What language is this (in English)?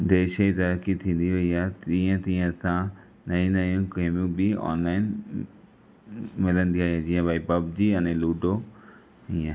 Sindhi